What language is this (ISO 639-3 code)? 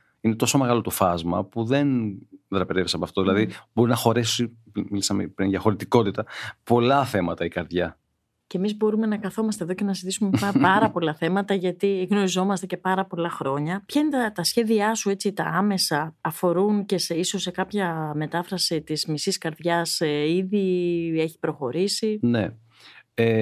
ell